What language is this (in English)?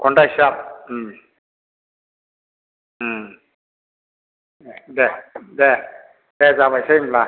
Bodo